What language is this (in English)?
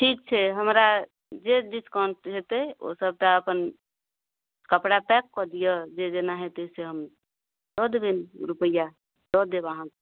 Maithili